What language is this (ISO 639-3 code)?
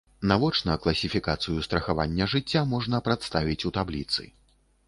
bel